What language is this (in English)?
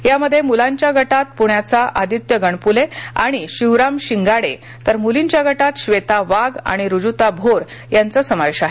Marathi